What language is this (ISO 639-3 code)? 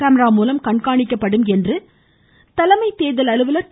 tam